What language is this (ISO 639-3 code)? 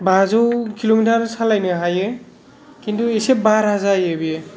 brx